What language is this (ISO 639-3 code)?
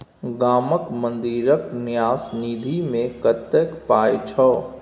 mai